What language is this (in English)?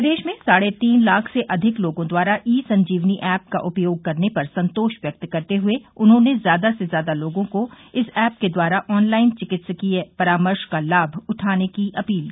Hindi